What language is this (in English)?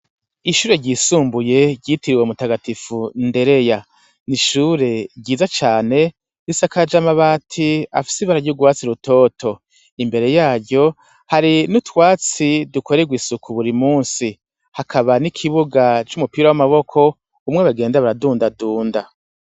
Rundi